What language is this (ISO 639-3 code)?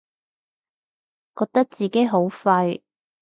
yue